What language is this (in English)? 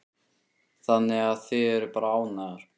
Icelandic